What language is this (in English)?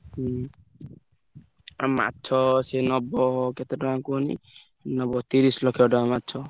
Odia